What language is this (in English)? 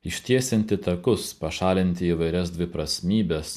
Lithuanian